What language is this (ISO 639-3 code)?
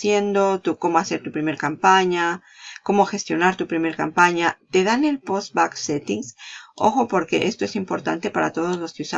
spa